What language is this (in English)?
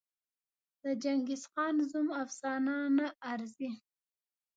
Pashto